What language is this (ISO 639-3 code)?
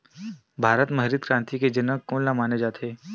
hne